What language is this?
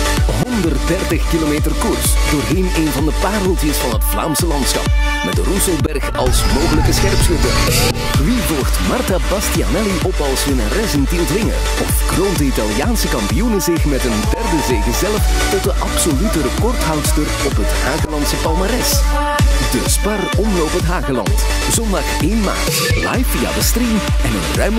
Dutch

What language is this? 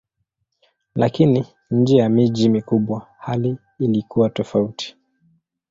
Swahili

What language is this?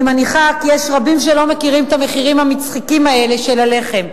Hebrew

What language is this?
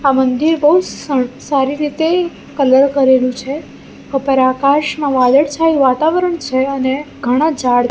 Gujarati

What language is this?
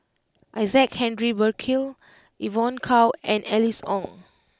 English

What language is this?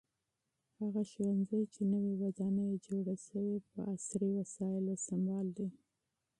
Pashto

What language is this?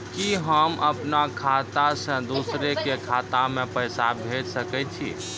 Maithili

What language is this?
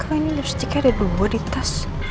Indonesian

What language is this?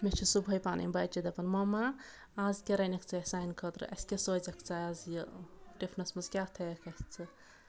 Kashmiri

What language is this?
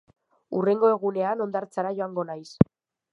Basque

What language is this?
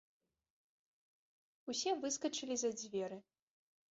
Belarusian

